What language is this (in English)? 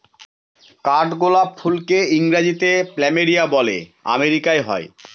Bangla